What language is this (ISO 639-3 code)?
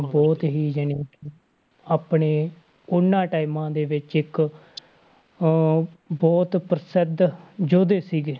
pan